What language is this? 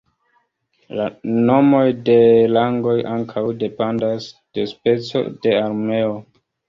Esperanto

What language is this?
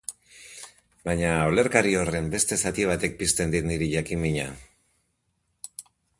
Basque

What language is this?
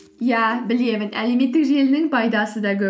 Kazakh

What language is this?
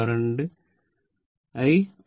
Malayalam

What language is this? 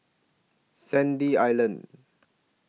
English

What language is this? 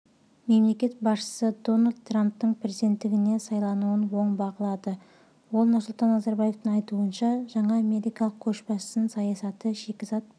Kazakh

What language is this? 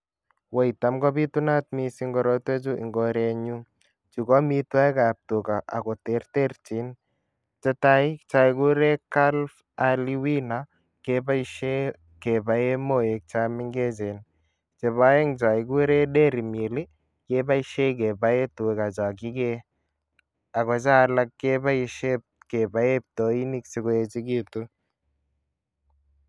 Kalenjin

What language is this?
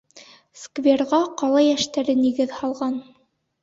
Bashkir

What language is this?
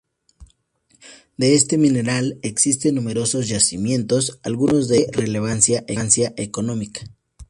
Spanish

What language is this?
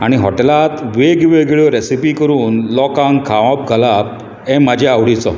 Konkani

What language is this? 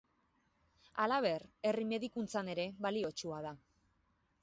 Basque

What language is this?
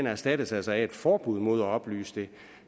Danish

